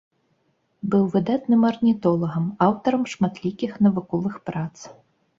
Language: Belarusian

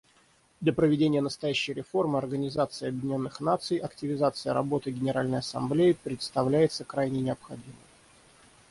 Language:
Russian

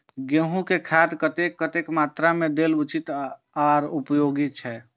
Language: Maithili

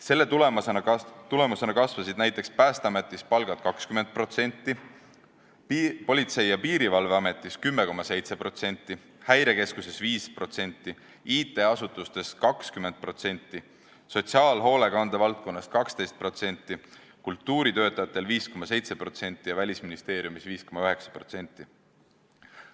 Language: Estonian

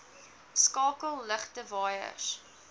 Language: Afrikaans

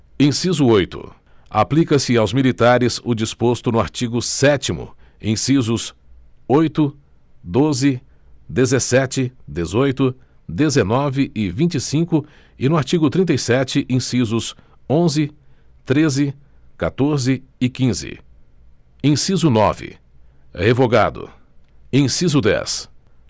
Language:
Portuguese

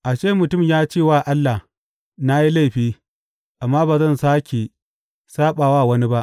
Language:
Hausa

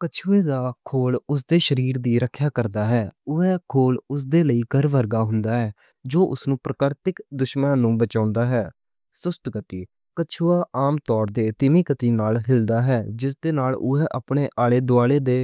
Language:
Western Panjabi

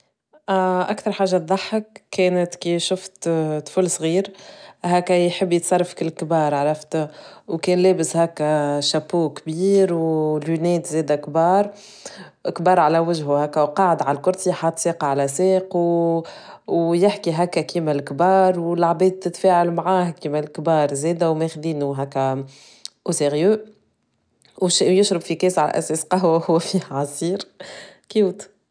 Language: Tunisian Arabic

